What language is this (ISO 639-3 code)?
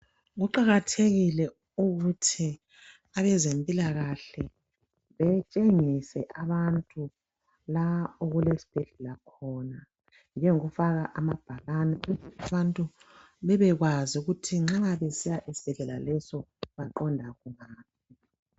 nde